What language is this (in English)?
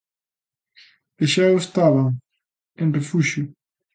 Galician